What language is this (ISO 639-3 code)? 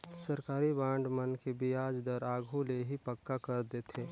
hne